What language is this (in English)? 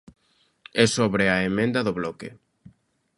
Galician